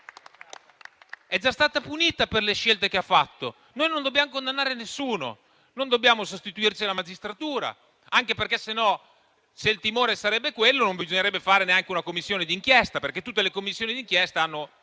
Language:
Italian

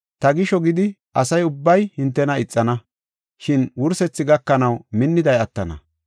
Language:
Gofa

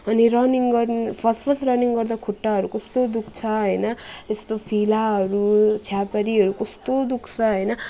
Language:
Nepali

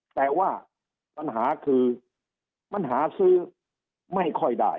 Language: Thai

